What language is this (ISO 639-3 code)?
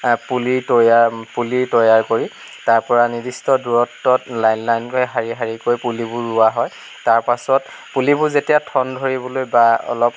asm